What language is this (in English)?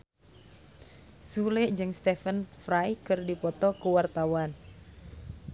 Sundanese